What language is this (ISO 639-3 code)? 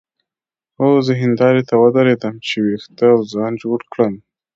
pus